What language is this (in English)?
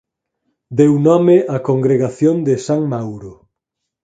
Galician